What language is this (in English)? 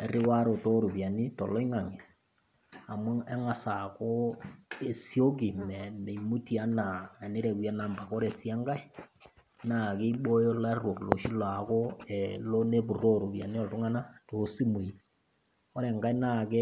Masai